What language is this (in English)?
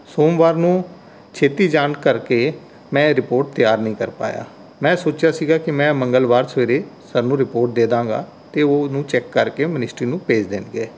Punjabi